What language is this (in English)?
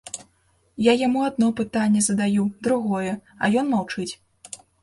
Belarusian